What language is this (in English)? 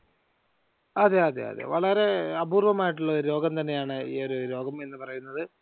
Malayalam